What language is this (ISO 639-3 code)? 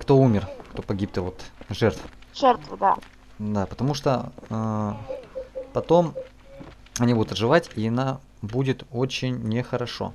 rus